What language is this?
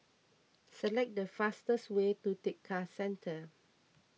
English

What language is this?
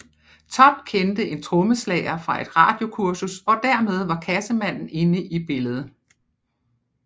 Danish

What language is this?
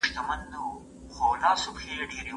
Pashto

